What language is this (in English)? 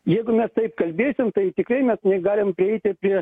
Lithuanian